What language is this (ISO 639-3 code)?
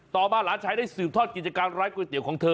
tha